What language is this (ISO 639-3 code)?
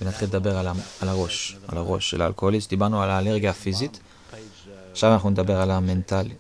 heb